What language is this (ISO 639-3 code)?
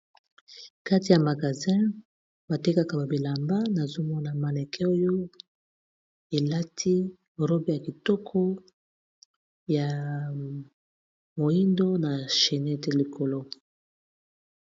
lin